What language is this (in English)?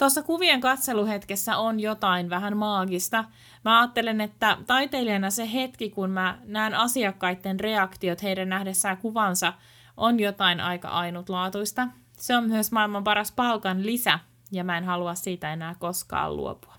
Finnish